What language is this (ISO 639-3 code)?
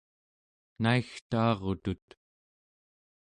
esu